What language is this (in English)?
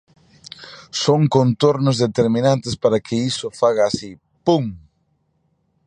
Galician